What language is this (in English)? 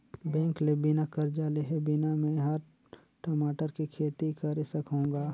Chhattisgarhi